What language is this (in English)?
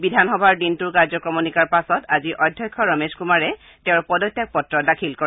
Assamese